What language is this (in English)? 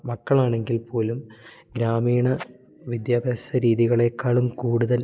Malayalam